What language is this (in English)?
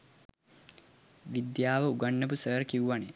Sinhala